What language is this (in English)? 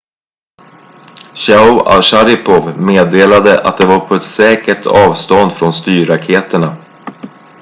Swedish